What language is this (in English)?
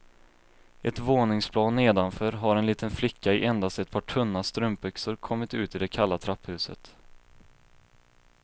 Swedish